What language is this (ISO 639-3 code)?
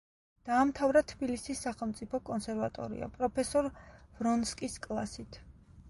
kat